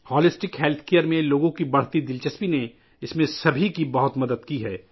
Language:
Urdu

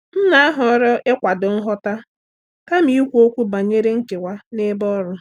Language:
Igbo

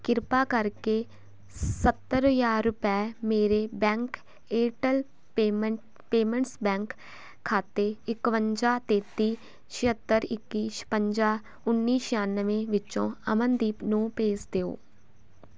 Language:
Punjabi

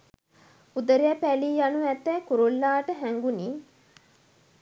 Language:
Sinhala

